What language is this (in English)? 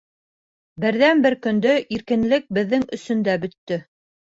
Bashkir